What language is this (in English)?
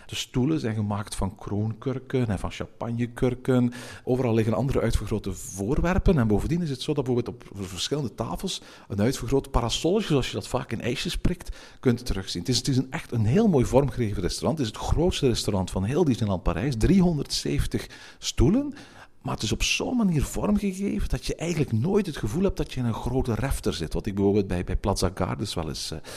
Dutch